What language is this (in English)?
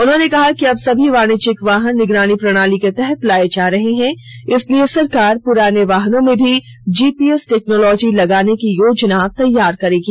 Hindi